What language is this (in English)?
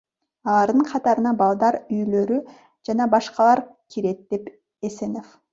Kyrgyz